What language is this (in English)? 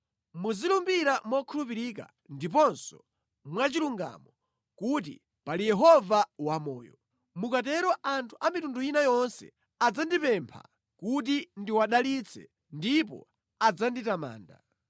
Nyanja